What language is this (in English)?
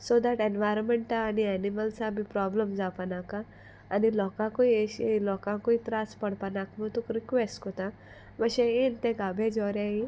Konkani